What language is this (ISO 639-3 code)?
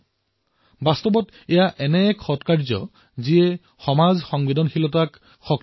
asm